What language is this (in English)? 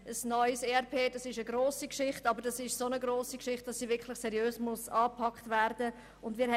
Swiss German